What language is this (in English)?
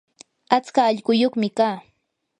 Yanahuanca Pasco Quechua